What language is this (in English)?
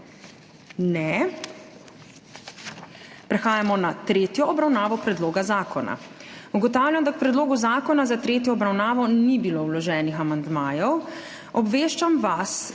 Slovenian